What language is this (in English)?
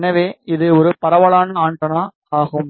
Tamil